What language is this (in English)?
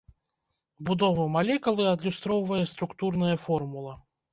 Belarusian